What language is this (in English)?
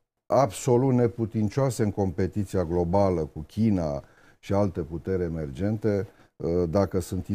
Romanian